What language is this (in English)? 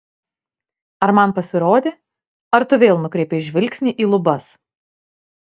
Lithuanian